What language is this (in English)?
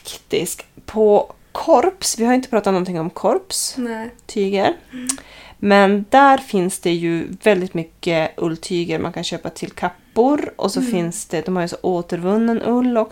Swedish